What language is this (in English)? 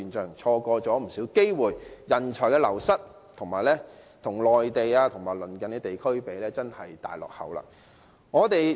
Cantonese